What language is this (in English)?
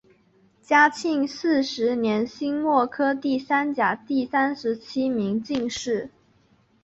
Chinese